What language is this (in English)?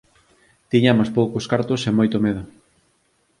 Galician